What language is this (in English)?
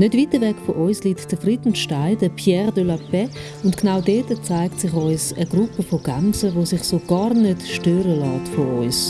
German